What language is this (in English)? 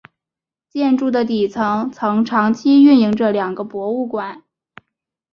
Chinese